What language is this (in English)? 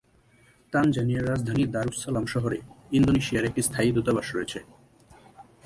Bangla